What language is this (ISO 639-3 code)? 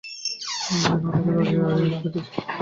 ben